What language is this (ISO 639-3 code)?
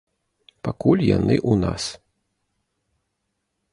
bel